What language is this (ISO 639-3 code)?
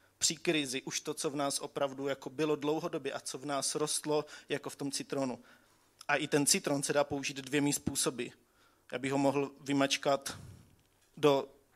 ces